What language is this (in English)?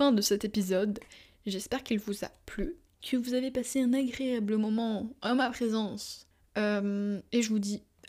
French